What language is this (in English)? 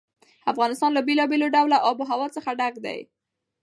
Pashto